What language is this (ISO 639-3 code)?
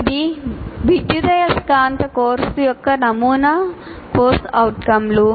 tel